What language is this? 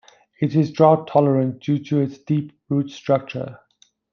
English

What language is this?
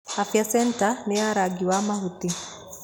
Kikuyu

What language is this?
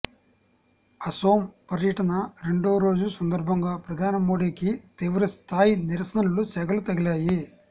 Telugu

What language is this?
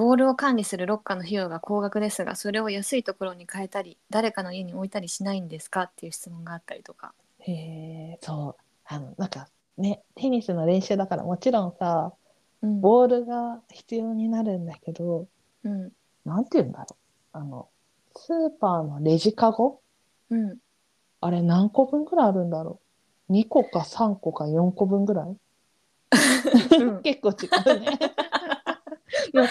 Japanese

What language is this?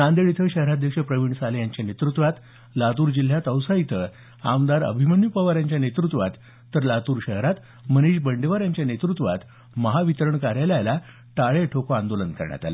Marathi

